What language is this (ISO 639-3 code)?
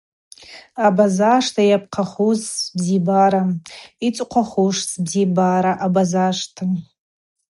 abq